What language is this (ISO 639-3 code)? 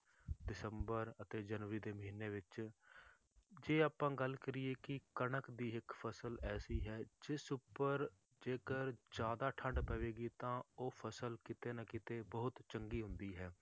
pan